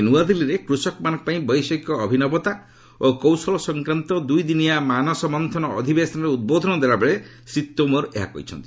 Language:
Odia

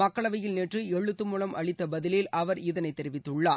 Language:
Tamil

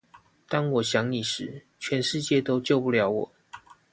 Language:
Chinese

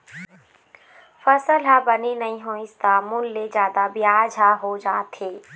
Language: Chhattisgarhi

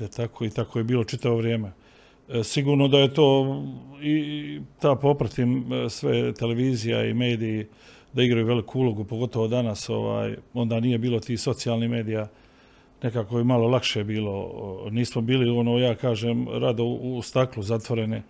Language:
Croatian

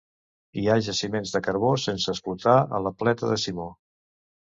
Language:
Catalan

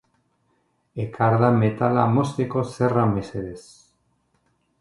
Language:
Basque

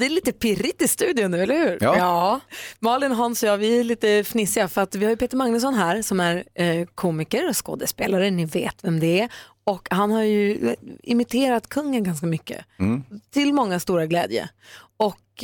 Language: Swedish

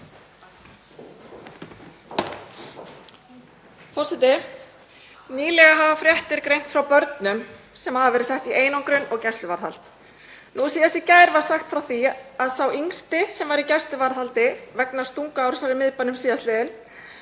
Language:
Icelandic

